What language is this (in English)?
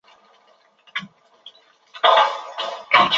Chinese